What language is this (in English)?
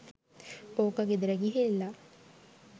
Sinhala